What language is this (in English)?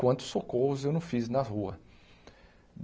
Portuguese